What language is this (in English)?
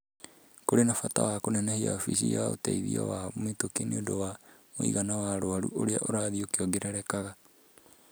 Kikuyu